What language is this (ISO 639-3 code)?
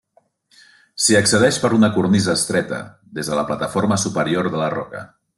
cat